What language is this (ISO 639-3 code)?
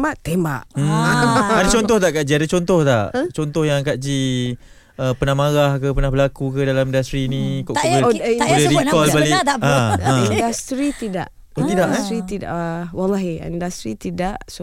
msa